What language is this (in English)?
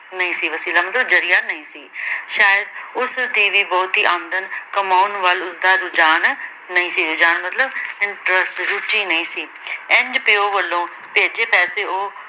Punjabi